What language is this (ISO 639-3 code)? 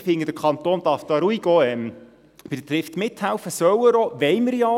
gsw